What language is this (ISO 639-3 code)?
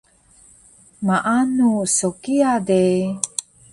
trv